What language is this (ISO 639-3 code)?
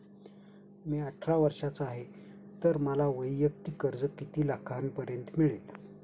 mar